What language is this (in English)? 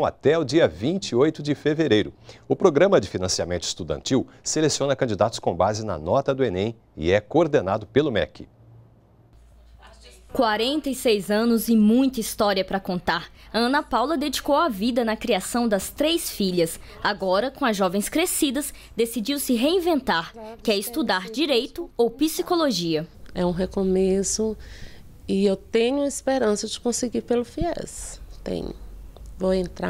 Portuguese